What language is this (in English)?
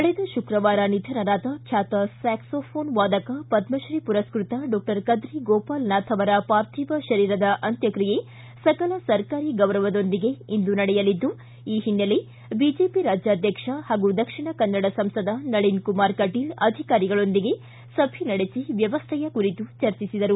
Kannada